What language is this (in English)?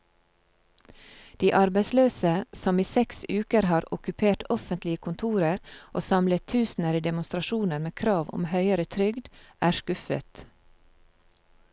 Norwegian